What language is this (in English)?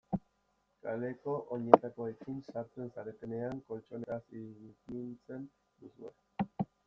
Basque